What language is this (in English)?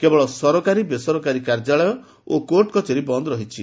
Odia